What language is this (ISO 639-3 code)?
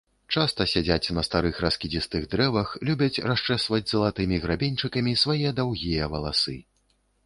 bel